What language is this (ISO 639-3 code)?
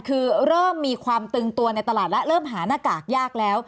tha